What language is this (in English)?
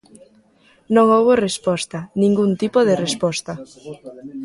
Galician